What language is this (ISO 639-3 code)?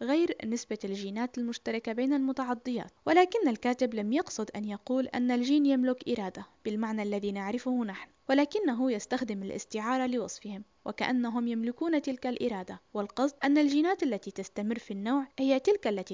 ara